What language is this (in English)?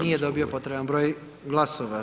Croatian